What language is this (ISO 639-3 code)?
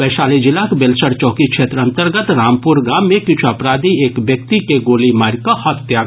mai